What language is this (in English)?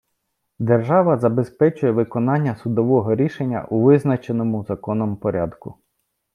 Ukrainian